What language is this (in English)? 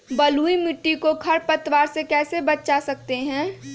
Magahi